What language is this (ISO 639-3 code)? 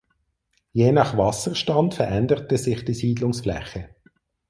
deu